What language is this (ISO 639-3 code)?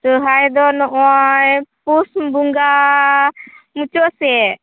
sat